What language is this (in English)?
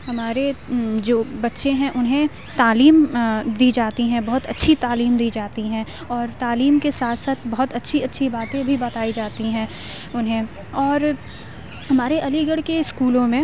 Urdu